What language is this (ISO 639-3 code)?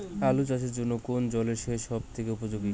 ben